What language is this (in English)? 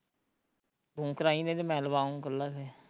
Punjabi